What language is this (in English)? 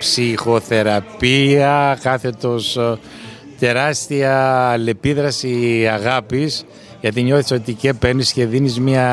Greek